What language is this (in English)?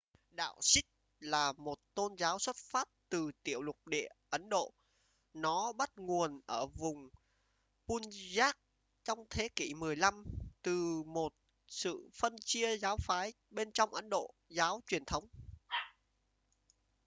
Vietnamese